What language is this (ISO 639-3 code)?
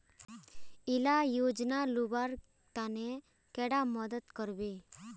mag